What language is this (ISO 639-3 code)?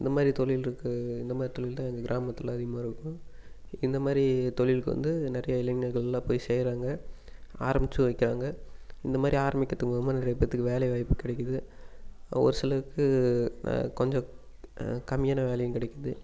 tam